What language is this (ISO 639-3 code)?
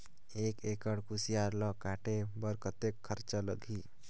hne